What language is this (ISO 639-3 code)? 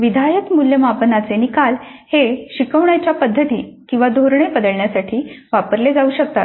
mar